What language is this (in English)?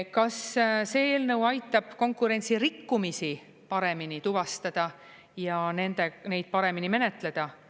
Estonian